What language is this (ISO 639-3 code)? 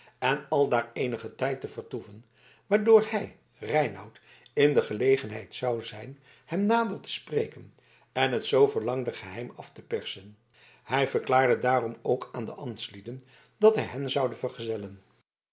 nld